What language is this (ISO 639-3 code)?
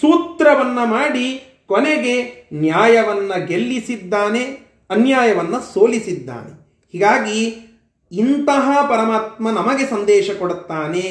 kan